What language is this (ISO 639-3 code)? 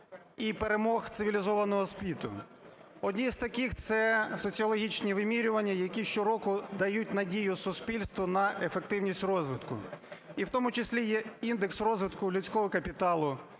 ukr